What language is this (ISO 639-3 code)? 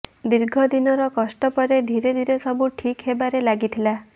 ori